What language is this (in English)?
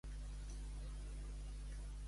Catalan